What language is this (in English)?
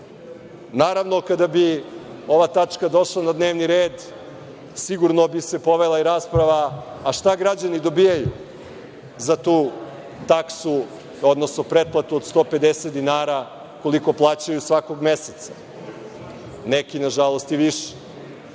Serbian